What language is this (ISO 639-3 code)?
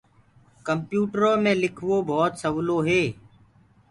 ggg